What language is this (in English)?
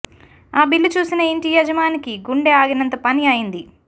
Telugu